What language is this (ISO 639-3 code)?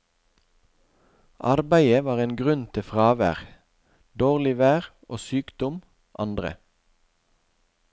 nor